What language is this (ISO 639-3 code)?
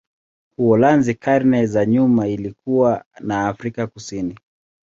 swa